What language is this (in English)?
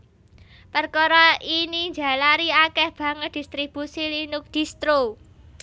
Javanese